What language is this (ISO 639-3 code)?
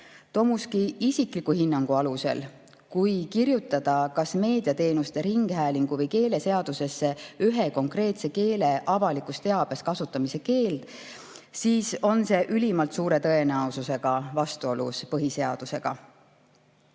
est